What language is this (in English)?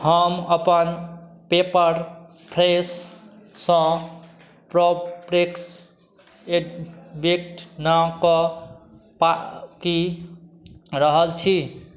Maithili